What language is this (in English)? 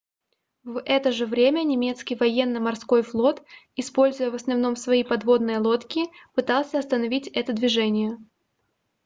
Russian